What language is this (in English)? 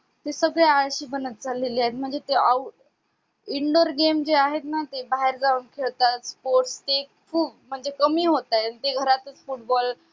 Marathi